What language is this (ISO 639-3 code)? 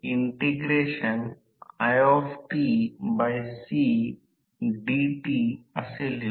mar